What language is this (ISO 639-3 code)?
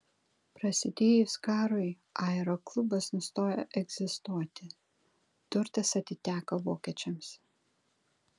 lit